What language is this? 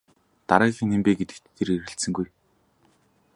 Mongolian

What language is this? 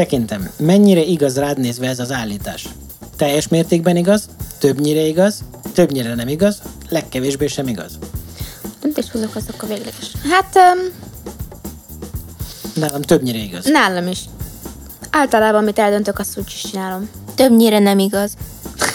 Hungarian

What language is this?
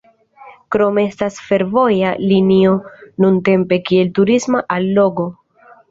Esperanto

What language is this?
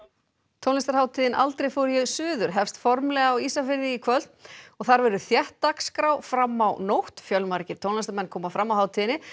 Icelandic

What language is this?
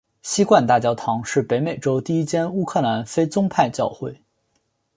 Chinese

